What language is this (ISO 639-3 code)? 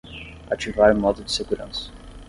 por